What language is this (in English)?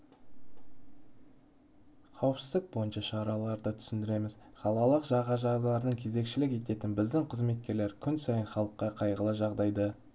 Kazakh